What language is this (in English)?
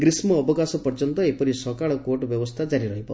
Odia